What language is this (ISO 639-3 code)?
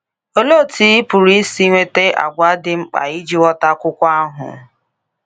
ibo